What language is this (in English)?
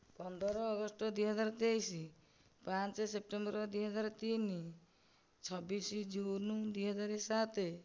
Odia